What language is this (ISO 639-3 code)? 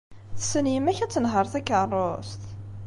kab